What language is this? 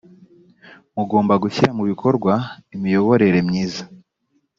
Kinyarwanda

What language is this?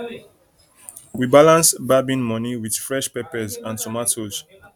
Nigerian Pidgin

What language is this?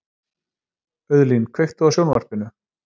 Icelandic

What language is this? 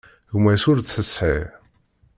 Kabyle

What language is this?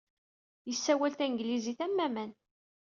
Kabyle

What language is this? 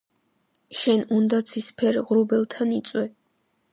Georgian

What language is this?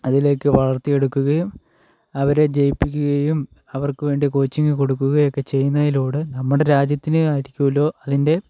Malayalam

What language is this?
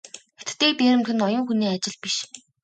Mongolian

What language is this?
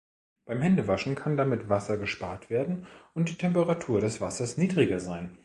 German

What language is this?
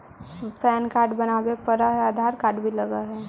Magahi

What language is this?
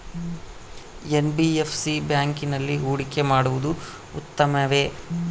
Kannada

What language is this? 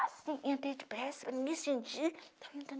Portuguese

